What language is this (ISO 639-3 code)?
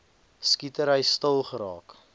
afr